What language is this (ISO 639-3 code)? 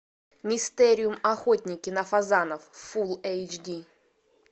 rus